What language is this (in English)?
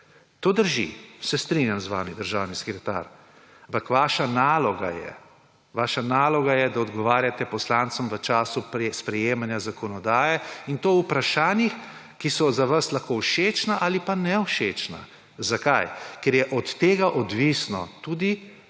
Slovenian